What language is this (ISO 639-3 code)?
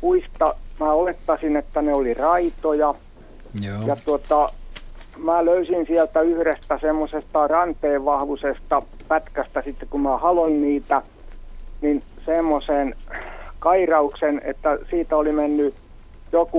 fin